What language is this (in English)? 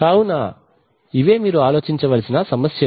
Telugu